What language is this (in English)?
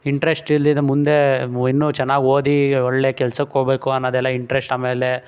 Kannada